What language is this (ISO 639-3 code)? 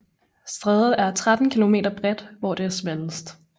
dan